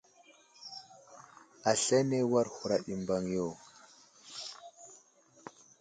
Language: Wuzlam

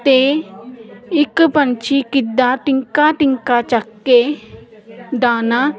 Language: Punjabi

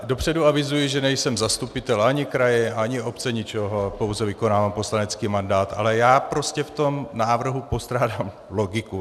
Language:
Czech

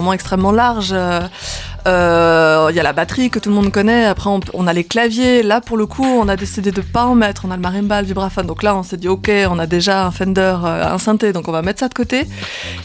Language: French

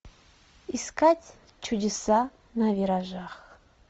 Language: Russian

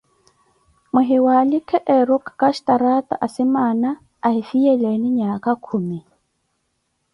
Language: Koti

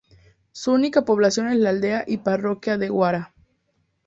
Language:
Spanish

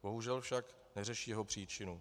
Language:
Czech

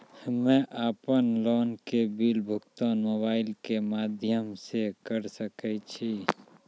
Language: Maithili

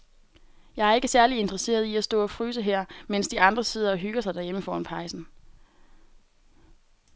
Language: Danish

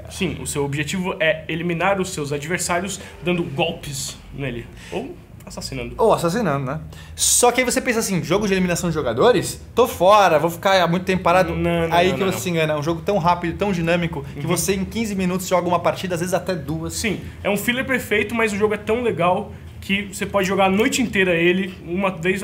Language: Portuguese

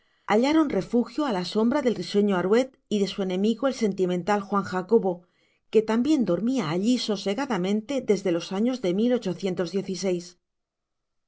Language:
Spanish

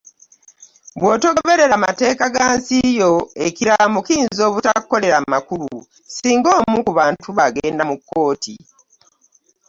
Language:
Ganda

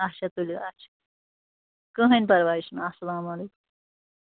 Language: Kashmiri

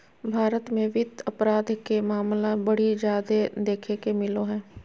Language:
Magahi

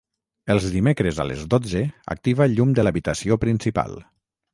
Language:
Catalan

